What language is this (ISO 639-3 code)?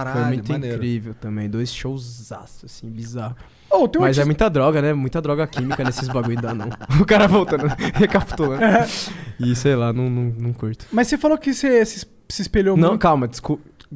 por